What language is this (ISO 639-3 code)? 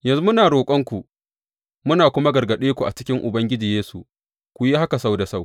hau